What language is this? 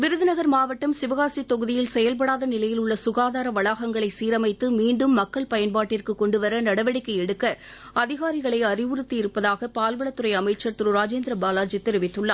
Tamil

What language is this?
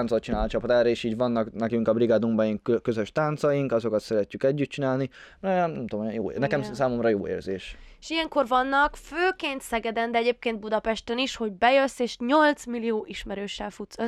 Hungarian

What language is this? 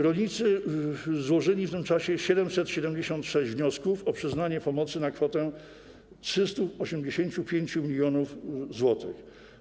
Polish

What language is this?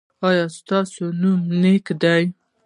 Pashto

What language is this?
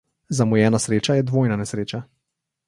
Slovenian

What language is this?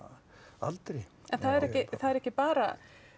Icelandic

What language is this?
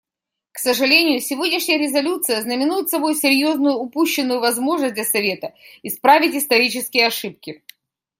Russian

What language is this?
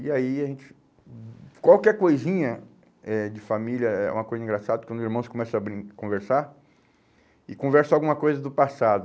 Portuguese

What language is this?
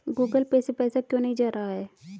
Hindi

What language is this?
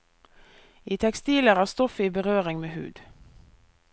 Norwegian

